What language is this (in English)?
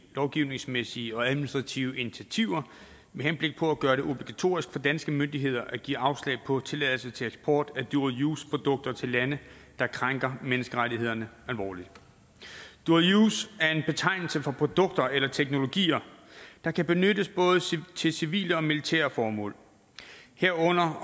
Danish